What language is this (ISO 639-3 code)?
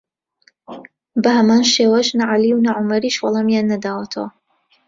ckb